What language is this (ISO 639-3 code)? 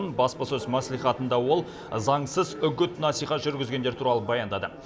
kaz